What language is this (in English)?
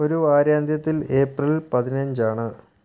Malayalam